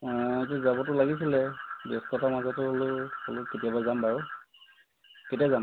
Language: Assamese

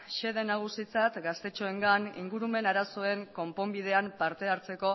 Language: Basque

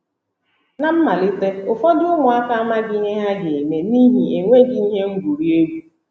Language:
Igbo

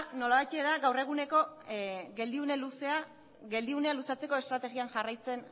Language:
Basque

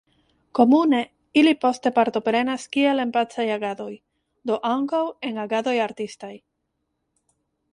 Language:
Esperanto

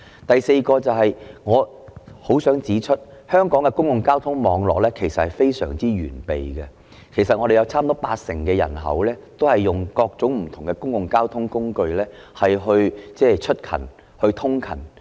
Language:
Cantonese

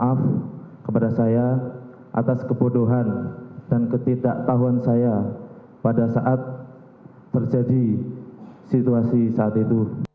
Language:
Indonesian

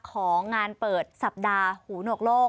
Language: Thai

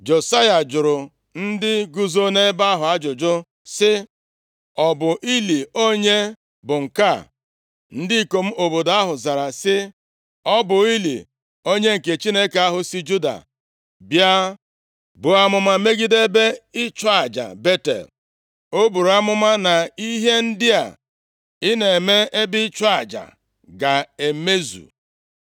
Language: Igbo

